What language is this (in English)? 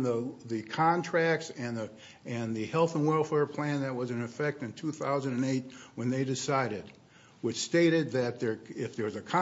English